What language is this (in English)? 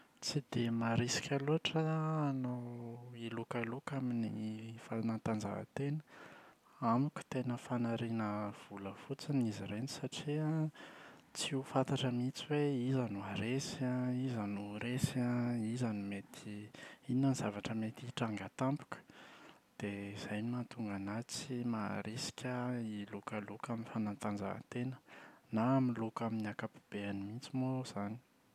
Malagasy